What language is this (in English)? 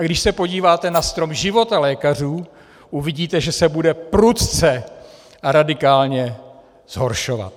Czech